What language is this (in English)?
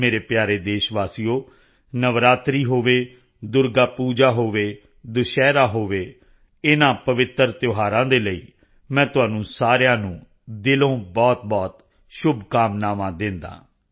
Punjabi